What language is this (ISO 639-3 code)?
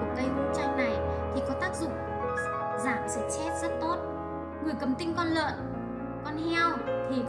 vie